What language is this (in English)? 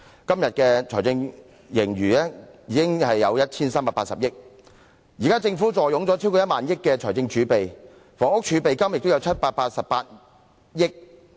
Cantonese